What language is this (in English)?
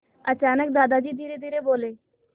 Hindi